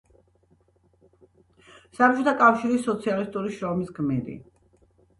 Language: Georgian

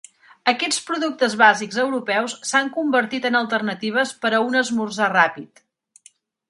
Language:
Catalan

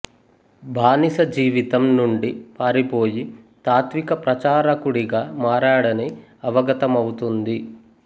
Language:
Telugu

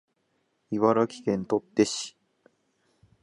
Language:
Japanese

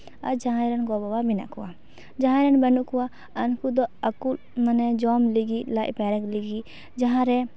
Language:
Santali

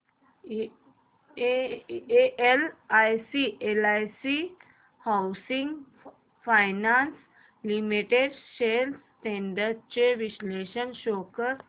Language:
Marathi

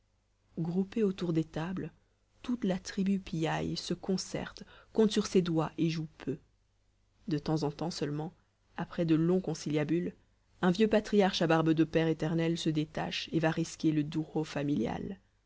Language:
French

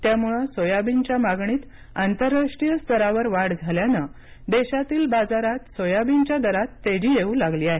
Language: Marathi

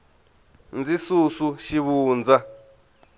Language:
Tsonga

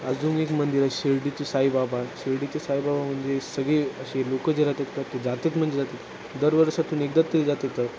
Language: Marathi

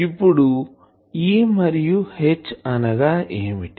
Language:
Telugu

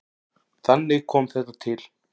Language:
Icelandic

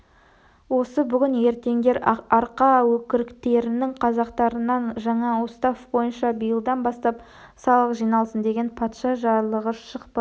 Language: Kazakh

